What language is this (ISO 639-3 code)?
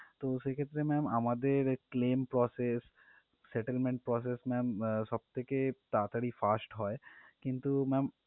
ben